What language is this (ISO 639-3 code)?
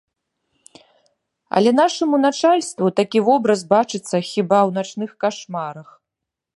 bel